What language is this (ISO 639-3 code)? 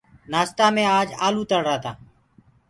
ggg